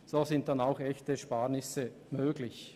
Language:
Swiss German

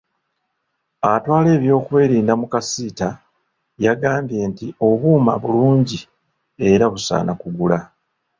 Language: Ganda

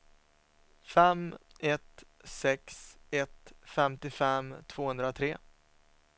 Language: Swedish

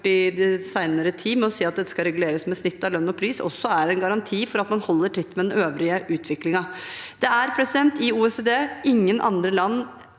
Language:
Norwegian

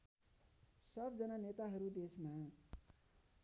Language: Nepali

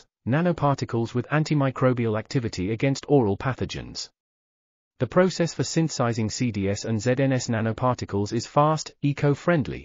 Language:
English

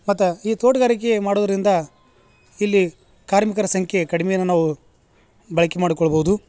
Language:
Kannada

